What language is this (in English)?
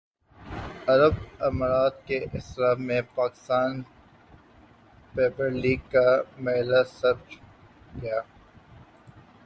Urdu